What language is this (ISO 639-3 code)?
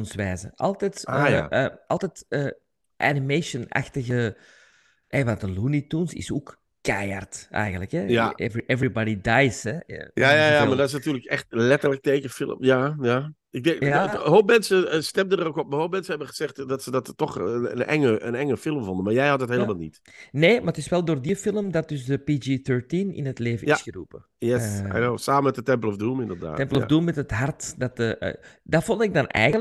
nld